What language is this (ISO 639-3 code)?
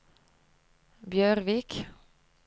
nor